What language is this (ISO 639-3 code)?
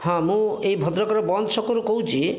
ori